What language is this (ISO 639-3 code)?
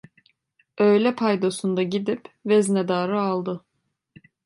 tur